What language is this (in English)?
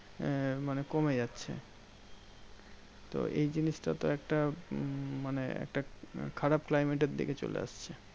Bangla